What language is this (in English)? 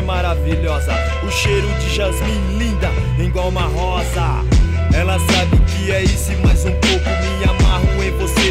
Romanian